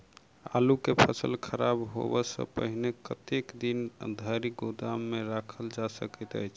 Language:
Maithili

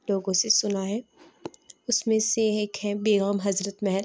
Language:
Urdu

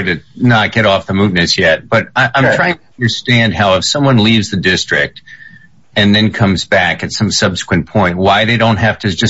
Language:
English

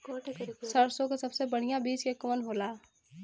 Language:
Bhojpuri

